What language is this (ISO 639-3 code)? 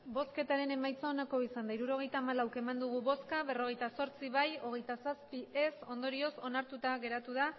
eus